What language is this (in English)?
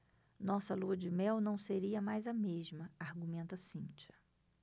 Portuguese